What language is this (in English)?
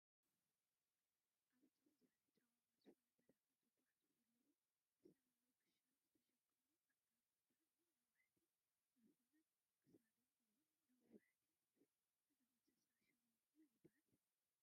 Tigrinya